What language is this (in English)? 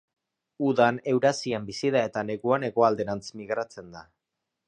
Basque